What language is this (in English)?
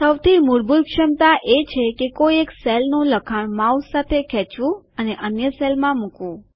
Gujarati